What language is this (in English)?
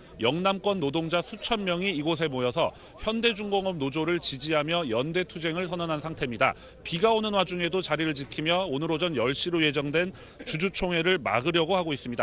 Korean